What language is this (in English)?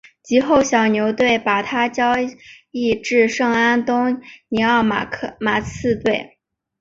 Chinese